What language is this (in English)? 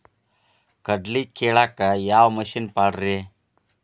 Kannada